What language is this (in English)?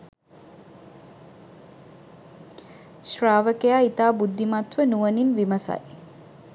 Sinhala